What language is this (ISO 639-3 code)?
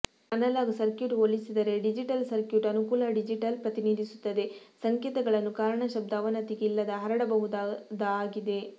kan